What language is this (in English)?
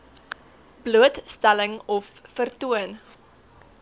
Afrikaans